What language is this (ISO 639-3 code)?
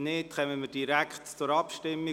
gsw